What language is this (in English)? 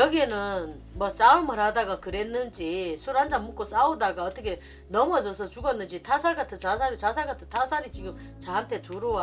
Korean